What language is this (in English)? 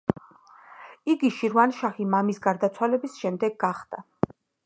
Georgian